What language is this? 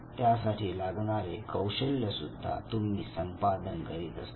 Marathi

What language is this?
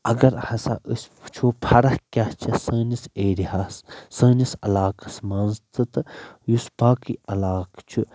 Kashmiri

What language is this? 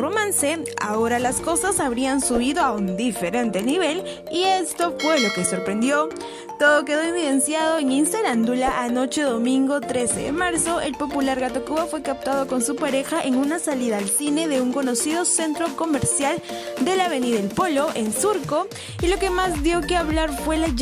Spanish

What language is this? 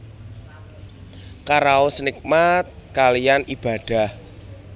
Javanese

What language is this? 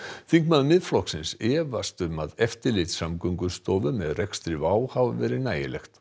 Icelandic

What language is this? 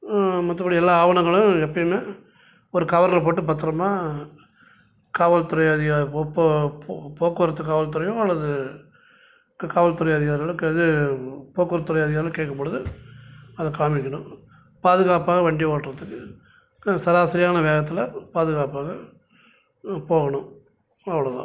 Tamil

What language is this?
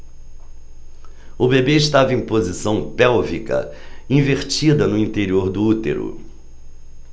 Portuguese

